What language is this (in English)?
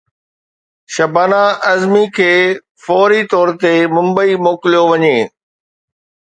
Sindhi